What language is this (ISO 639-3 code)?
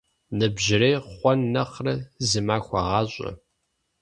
kbd